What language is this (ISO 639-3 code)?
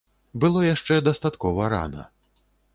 bel